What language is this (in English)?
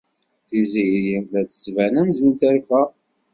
Kabyle